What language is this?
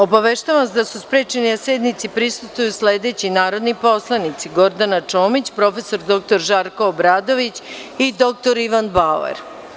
Serbian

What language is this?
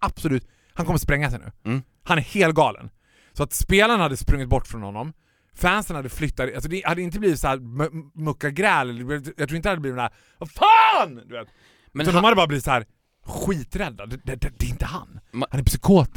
Swedish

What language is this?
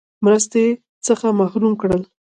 Pashto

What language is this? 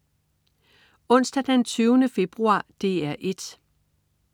Danish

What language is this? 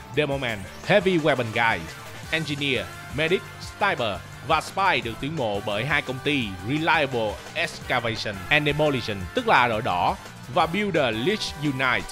Vietnamese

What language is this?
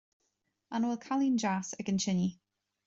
Irish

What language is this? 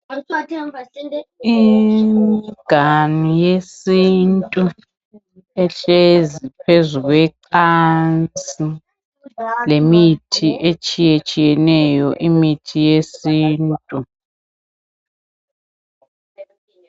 North Ndebele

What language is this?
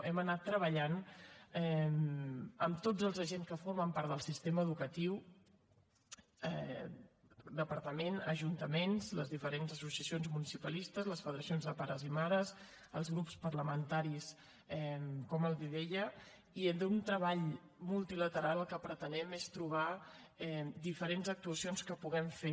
Catalan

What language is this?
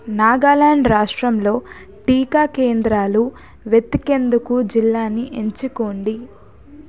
Telugu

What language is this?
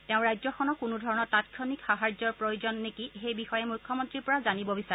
Assamese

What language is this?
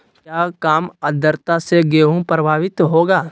Magahi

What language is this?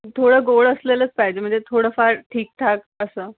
Marathi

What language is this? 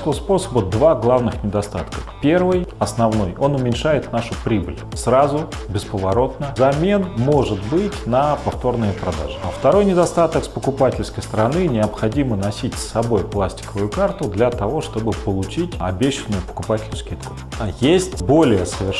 Russian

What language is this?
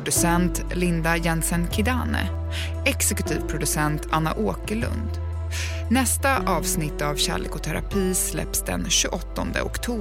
Swedish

